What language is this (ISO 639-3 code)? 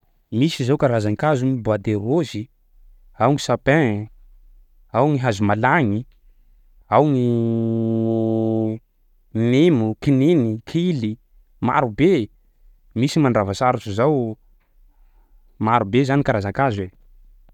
skg